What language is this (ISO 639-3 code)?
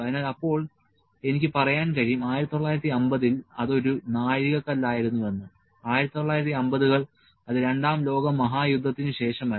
mal